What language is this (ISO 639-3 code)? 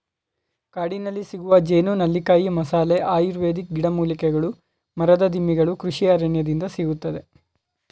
kan